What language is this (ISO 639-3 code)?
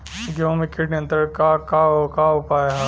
bho